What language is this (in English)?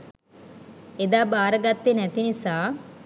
Sinhala